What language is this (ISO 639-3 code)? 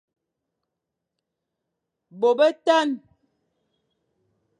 fan